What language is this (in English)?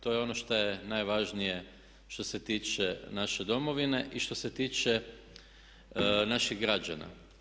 Croatian